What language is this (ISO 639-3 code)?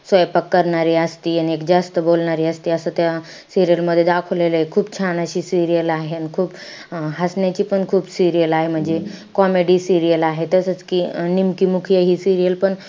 mar